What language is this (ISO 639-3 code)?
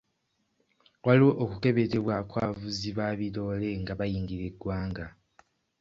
lug